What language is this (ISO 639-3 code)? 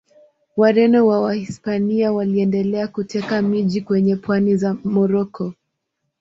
swa